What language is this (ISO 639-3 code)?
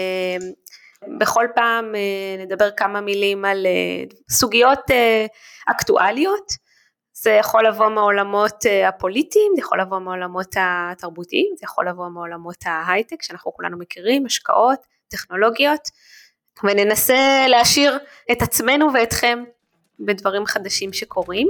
heb